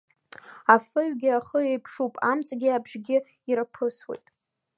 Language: Abkhazian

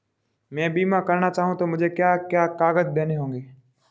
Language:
Hindi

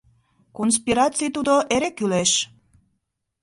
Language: Mari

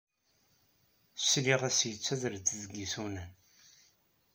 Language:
Kabyle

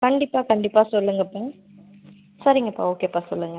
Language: Tamil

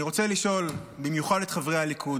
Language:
Hebrew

